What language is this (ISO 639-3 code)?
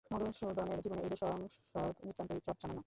ben